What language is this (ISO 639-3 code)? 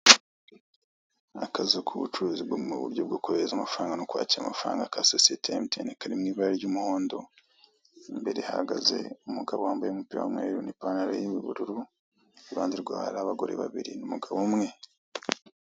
kin